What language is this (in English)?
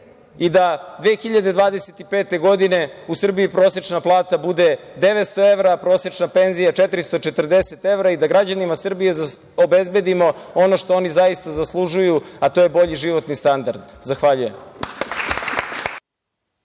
Serbian